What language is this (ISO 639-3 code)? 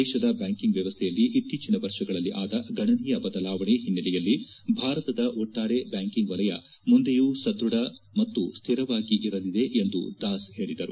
kan